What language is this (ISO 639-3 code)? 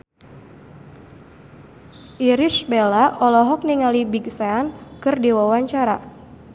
sun